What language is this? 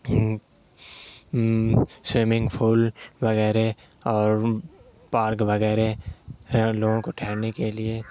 Urdu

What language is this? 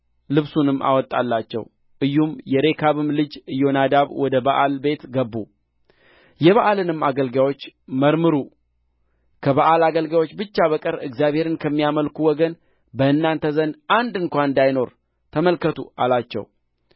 Amharic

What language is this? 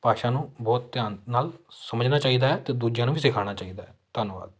Punjabi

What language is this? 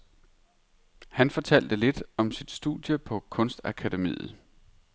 Danish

